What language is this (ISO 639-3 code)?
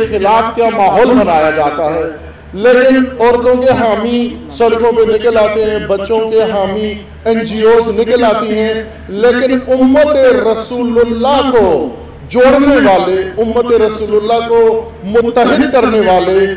tur